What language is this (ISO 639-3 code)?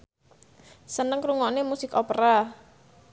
jav